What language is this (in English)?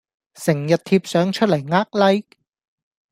Cantonese